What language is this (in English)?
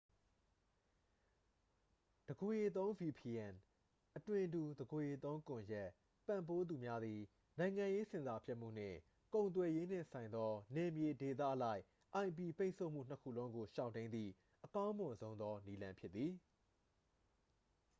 Burmese